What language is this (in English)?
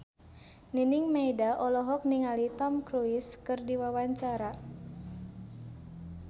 Sundanese